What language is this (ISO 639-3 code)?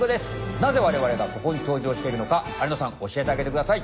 jpn